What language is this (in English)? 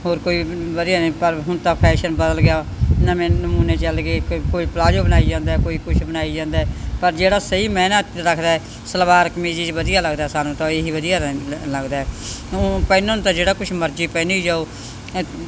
Punjabi